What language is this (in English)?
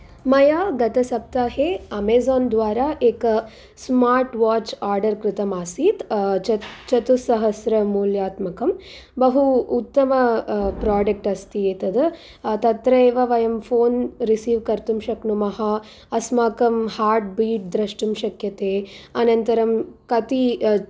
Sanskrit